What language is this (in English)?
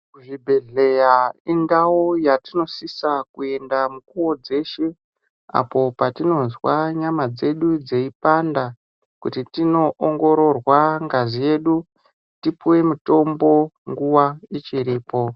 Ndau